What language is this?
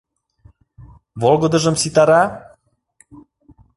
Mari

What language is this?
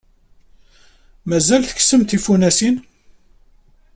Kabyle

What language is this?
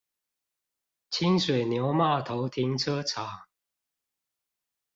Chinese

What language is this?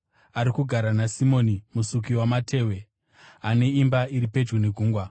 Shona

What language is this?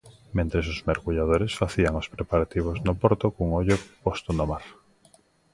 Galician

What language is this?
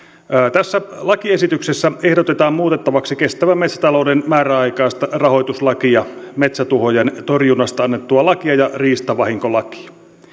Finnish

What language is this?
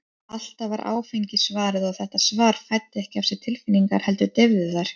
Icelandic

